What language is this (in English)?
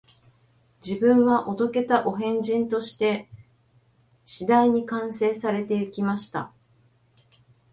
Japanese